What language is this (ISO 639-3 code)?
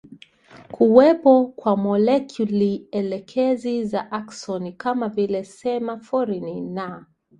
swa